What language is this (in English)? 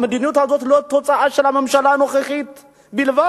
Hebrew